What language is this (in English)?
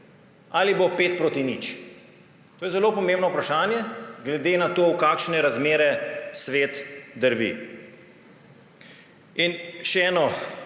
Slovenian